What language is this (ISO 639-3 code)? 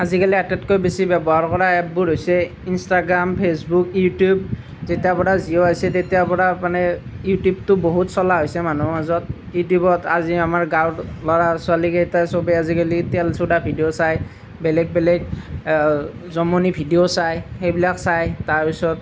asm